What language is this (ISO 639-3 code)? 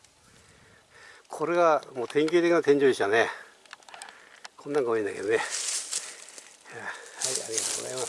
jpn